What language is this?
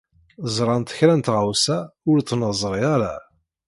Kabyle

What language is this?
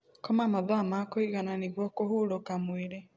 Kikuyu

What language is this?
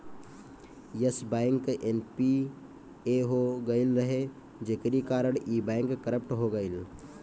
Bhojpuri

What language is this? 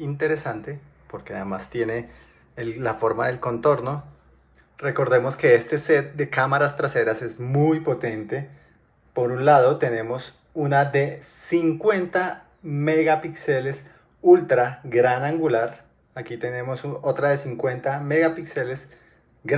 Spanish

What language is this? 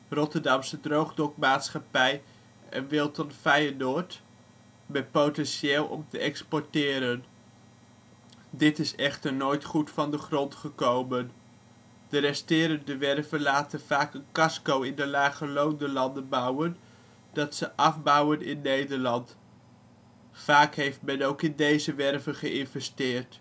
Dutch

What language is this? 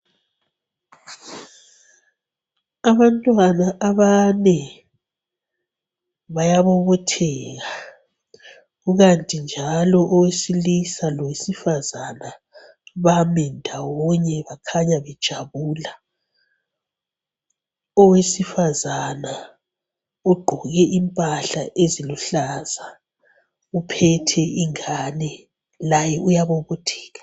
North Ndebele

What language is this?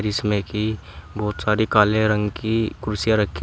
Hindi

